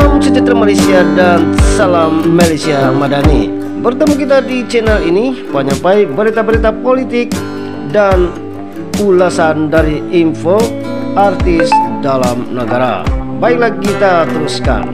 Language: Indonesian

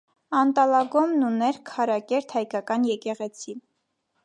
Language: Armenian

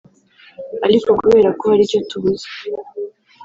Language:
Kinyarwanda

